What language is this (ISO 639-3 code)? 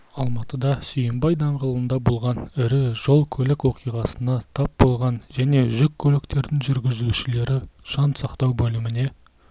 kaz